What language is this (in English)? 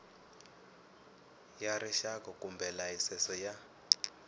Tsonga